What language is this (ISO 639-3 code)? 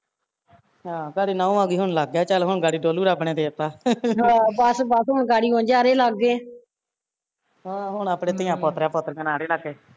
pan